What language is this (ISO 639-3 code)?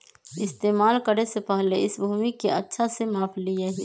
mag